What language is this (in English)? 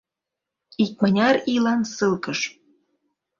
Mari